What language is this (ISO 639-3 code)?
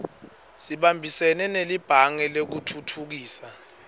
ssw